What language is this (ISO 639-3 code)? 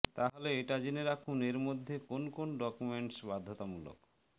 ben